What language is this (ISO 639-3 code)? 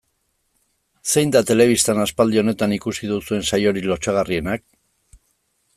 eus